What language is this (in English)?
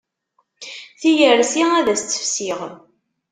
Kabyle